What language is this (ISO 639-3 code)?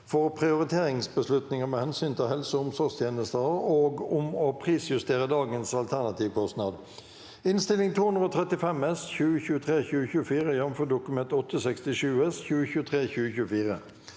nor